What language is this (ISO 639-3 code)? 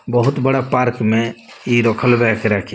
bho